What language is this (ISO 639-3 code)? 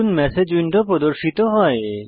ben